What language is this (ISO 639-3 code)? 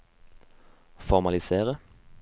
nor